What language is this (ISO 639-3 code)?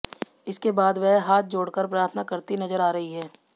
hin